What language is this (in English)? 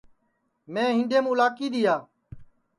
Sansi